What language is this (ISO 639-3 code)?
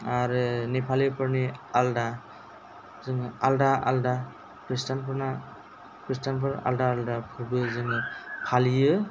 brx